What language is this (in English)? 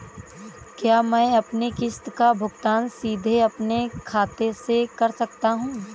Hindi